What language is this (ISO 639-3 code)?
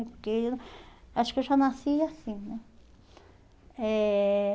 por